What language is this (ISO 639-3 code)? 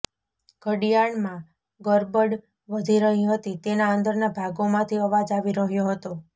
guj